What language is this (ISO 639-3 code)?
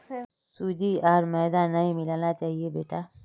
mag